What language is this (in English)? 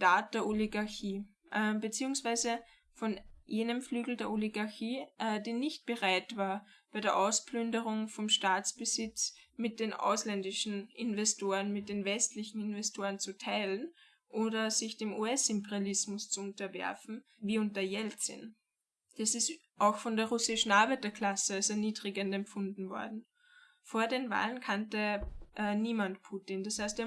German